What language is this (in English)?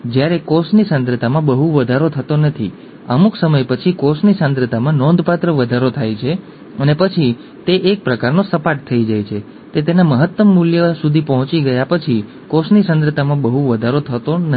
Gujarati